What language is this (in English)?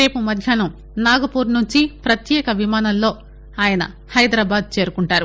Telugu